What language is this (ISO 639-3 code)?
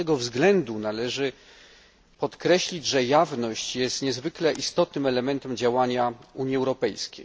pol